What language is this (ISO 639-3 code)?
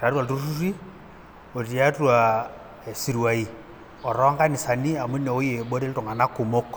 mas